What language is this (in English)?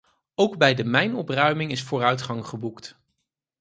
Dutch